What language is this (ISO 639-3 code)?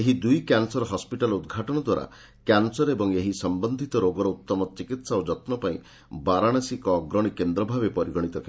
ori